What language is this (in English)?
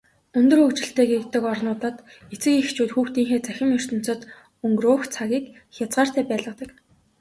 Mongolian